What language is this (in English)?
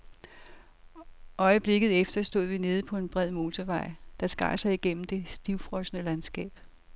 Danish